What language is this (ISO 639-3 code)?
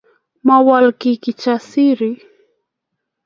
kln